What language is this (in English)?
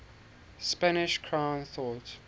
English